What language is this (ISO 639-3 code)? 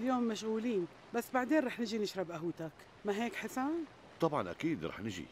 ara